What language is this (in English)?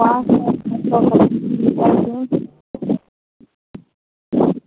Maithili